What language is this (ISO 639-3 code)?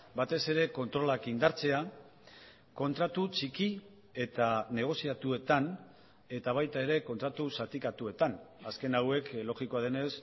eus